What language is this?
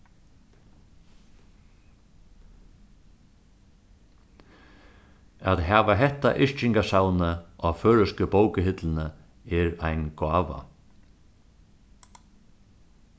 Faroese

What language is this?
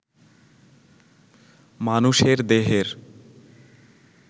Bangla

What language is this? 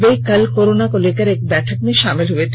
Hindi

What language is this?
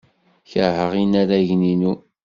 Kabyle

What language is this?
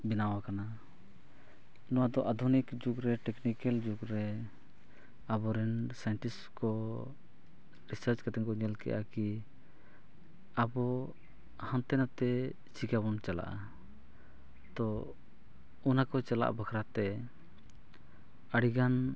Santali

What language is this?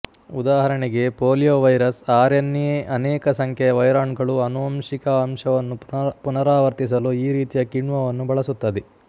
Kannada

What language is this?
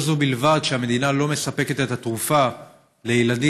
Hebrew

